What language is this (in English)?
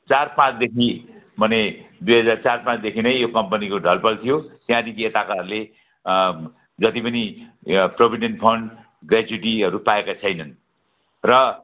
Nepali